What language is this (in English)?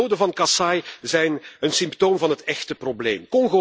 Dutch